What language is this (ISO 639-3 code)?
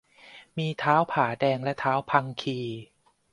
tha